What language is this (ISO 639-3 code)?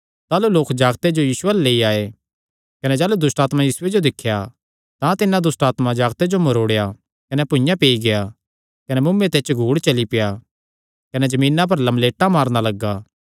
xnr